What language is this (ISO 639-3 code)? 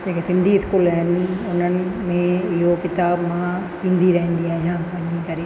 snd